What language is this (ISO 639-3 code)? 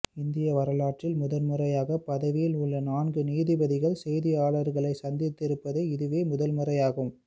tam